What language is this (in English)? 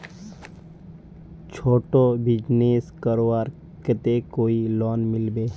Magahi